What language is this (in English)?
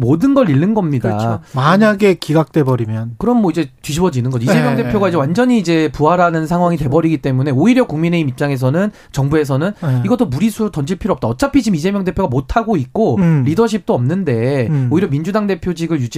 Korean